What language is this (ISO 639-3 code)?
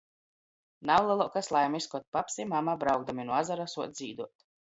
ltg